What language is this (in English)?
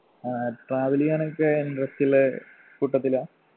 Malayalam